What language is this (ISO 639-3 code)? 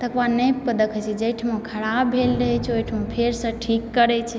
mai